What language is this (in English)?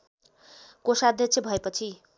Nepali